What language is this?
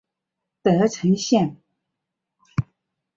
Chinese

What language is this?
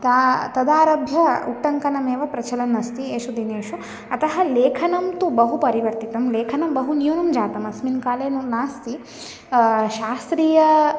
Sanskrit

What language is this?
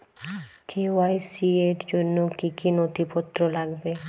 Bangla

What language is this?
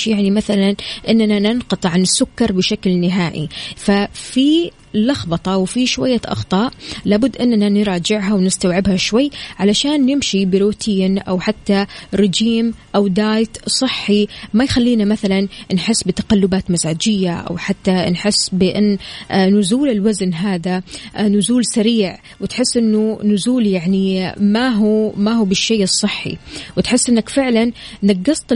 Arabic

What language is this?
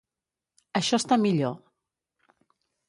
Catalan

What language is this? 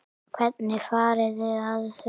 Icelandic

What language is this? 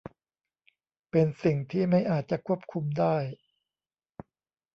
Thai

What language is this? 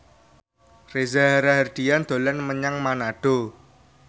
Javanese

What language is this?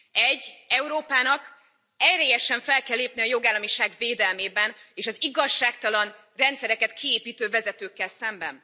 Hungarian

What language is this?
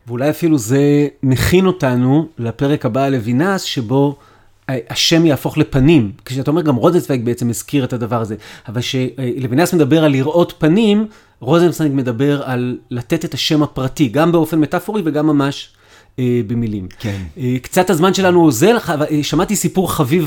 Hebrew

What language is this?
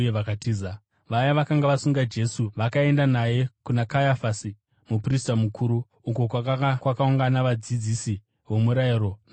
Shona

